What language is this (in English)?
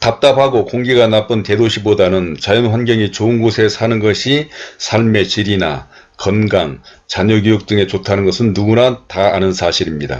Korean